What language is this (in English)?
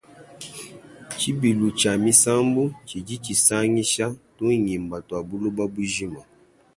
Luba-Lulua